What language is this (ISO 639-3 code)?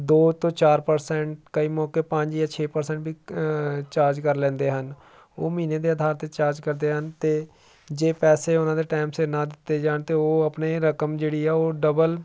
pan